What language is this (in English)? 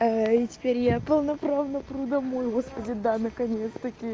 Russian